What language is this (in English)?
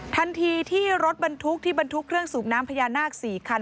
Thai